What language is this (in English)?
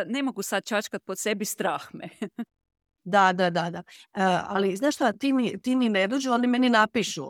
Croatian